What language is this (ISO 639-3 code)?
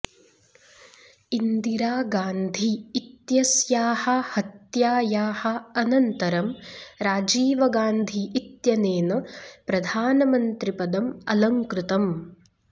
san